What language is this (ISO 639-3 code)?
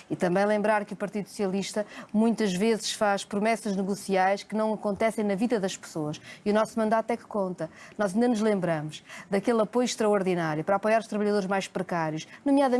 por